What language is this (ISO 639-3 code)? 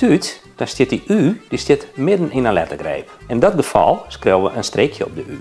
nld